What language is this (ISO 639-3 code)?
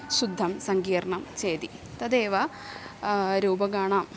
san